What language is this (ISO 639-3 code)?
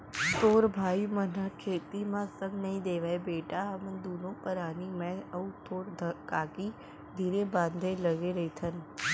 hne